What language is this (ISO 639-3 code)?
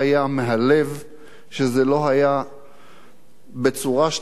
heb